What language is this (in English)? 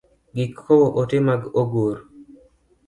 Luo (Kenya and Tanzania)